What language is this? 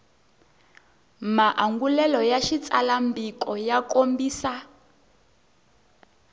Tsonga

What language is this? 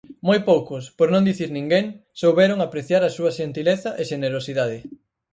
Galician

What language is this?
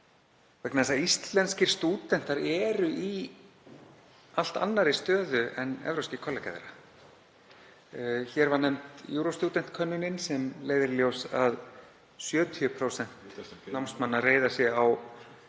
Icelandic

